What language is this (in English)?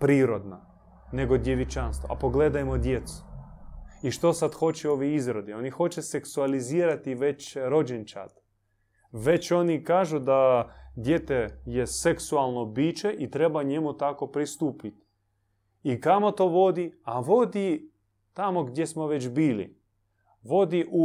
Croatian